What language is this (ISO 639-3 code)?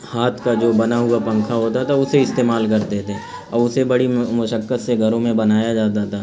urd